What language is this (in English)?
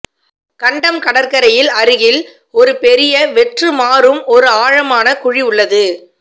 Tamil